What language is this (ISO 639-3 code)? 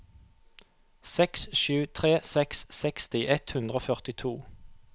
nor